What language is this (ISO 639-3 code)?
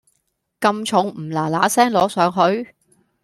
yue